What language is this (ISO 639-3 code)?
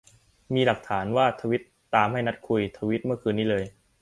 tha